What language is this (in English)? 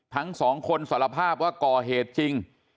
Thai